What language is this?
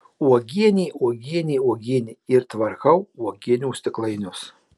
Lithuanian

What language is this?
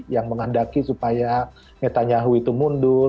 Indonesian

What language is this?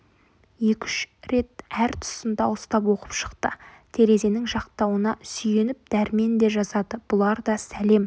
Kazakh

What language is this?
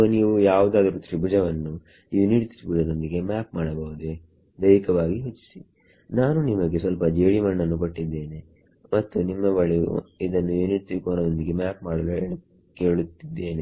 Kannada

